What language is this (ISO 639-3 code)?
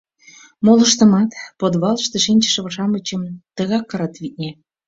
chm